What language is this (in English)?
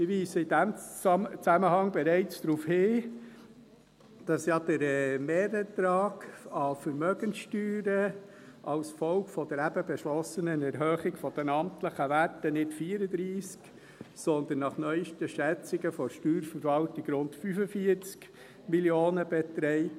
Swiss German